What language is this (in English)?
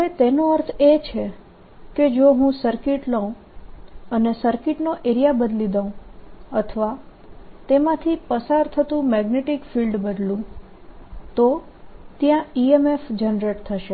Gujarati